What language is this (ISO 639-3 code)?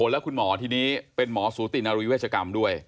tha